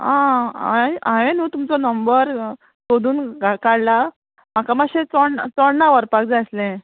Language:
Konkani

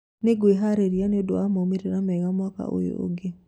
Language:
Kikuyu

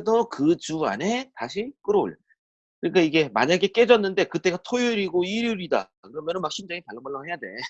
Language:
Korean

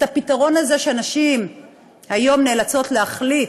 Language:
Hebrew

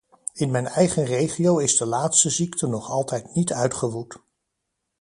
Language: Dutch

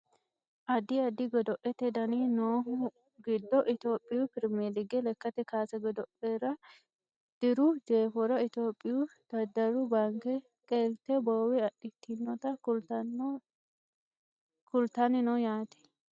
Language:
Sidamo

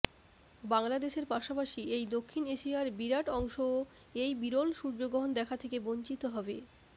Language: Bangla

